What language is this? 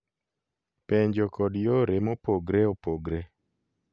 Luo (Kenya and Tanzania)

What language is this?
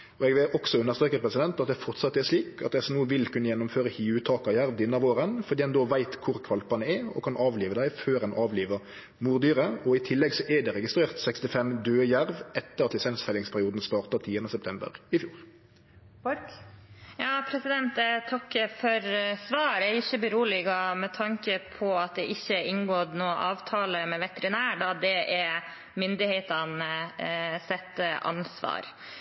Norwegian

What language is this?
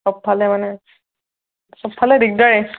Assamese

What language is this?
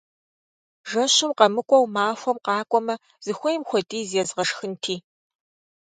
Kabardian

